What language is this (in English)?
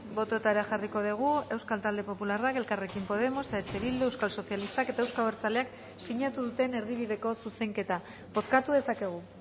Basque